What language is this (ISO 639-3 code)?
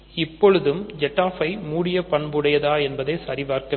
tam